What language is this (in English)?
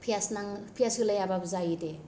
Bodo